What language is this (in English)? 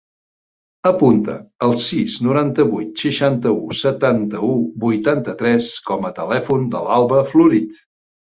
Catalan